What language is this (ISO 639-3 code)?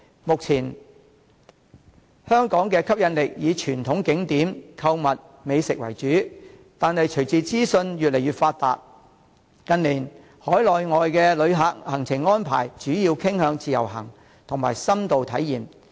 yue